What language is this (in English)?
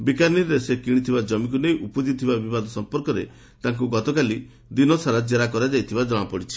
Odia